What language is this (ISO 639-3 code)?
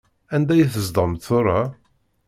kab